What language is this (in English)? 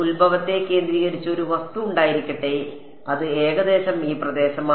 Malayalam